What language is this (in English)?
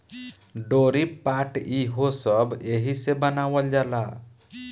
Bhojpuri